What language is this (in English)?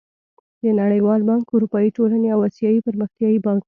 Pashto